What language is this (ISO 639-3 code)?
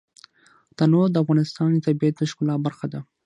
pus